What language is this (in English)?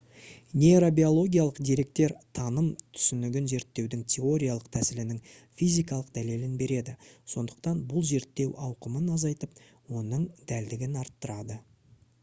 Kazakh